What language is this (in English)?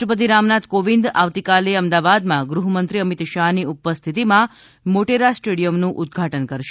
Gujarati